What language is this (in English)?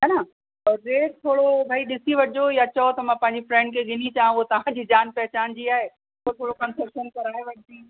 Sindhi